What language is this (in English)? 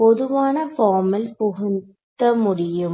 Tamil